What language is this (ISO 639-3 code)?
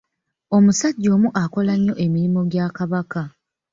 lug